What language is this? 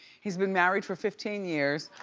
English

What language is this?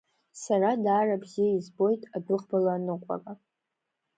Abkhazian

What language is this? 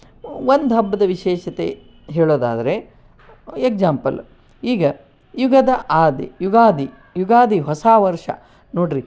Kannada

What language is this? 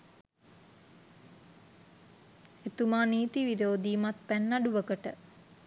Sinhala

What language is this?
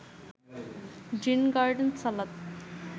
Bangla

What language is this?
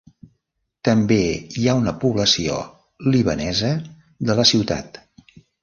Catalan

